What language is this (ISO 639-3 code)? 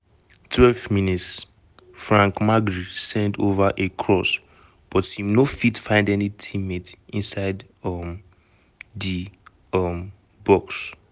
pcm